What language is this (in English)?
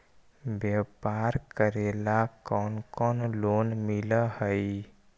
Magahi